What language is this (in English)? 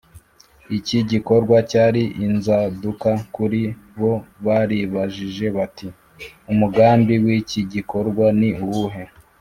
Kinyarwanda